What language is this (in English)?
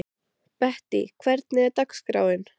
Icelandic